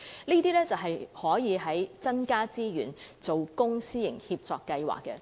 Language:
Cantonese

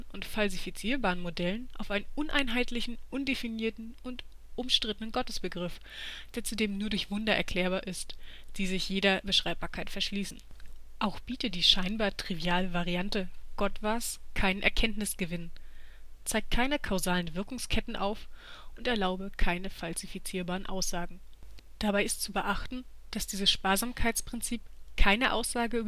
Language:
German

